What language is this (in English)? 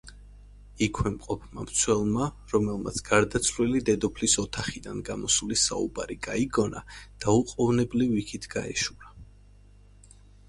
Georgian